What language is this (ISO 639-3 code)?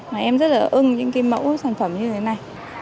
vie